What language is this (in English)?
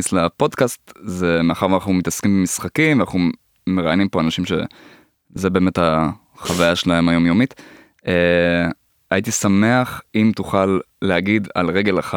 Hebrew